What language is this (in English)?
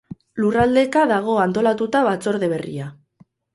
Basque